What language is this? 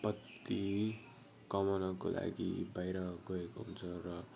Nepali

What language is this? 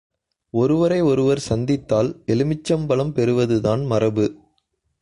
Tamil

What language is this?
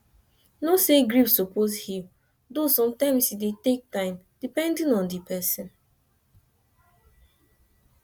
Nigerian Pidgin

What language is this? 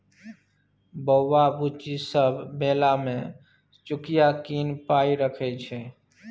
Maithili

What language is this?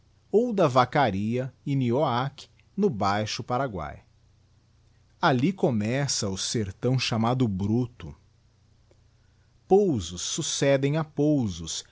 Portuguese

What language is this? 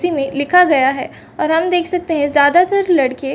Hindi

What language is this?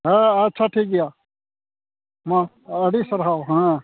Santali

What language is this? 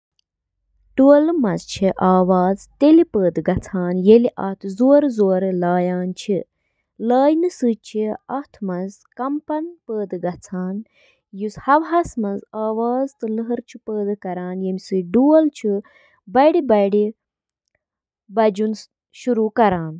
Kashmiri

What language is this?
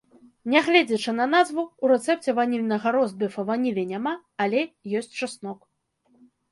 Belarusian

